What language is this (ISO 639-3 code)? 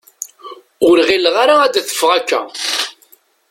kab